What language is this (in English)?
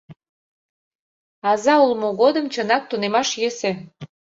Mari